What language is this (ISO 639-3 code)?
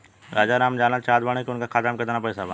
bho